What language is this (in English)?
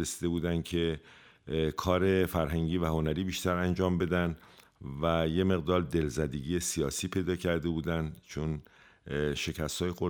Persian